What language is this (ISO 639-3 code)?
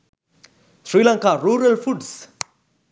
sin